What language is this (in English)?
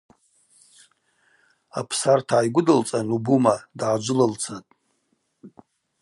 Abaza